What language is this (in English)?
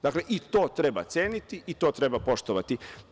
Serbian